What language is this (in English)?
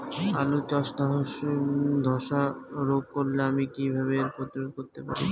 Bangla